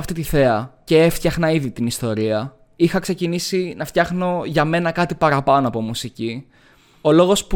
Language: Greek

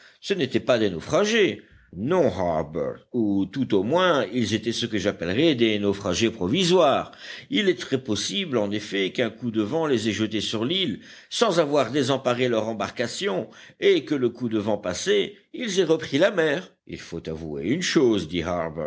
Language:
French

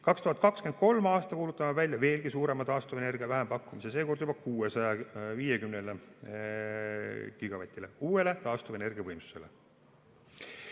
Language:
Estonian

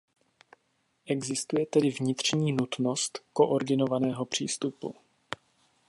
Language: Czech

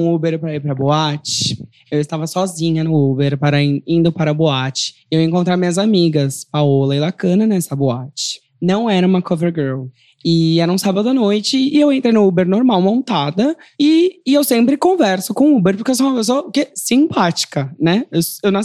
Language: Portuguese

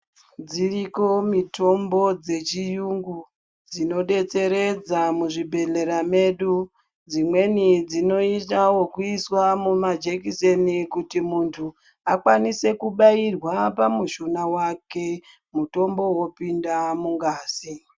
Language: Ndau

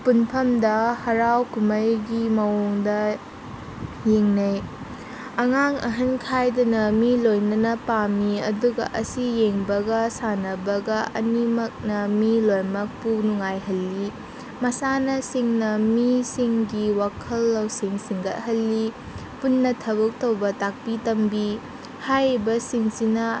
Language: Manipuri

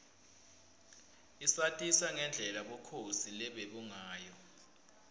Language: Swati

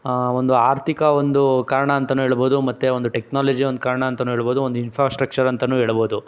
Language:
Kannada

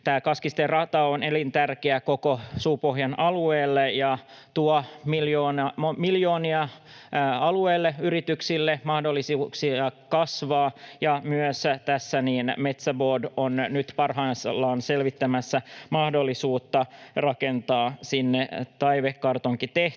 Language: Finnish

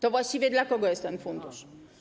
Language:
Polish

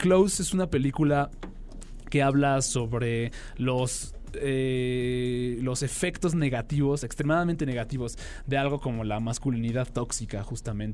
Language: Spanish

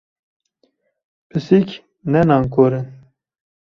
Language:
Kurdish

